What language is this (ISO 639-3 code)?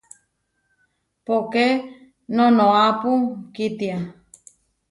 var